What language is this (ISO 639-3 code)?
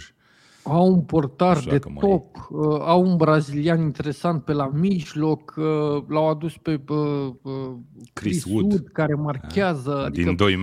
ron